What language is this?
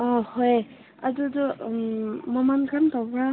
Manipuri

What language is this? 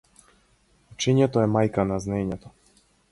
Macedonian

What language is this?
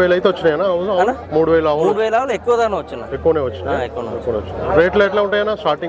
Telugu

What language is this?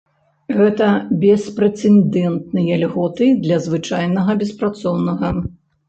Belarusian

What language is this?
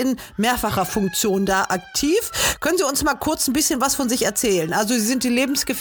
German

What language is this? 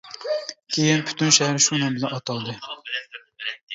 Uyghur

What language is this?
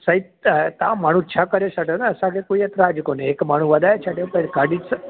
Sindhi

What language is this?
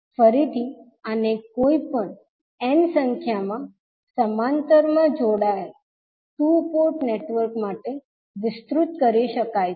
Gujarati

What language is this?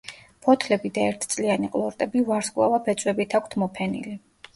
Georgian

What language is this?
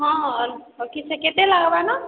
Odia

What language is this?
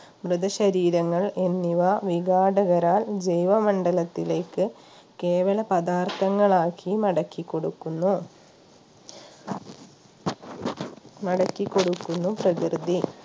Malayalam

